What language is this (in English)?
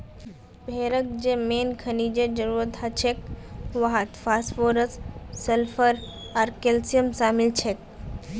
Magahi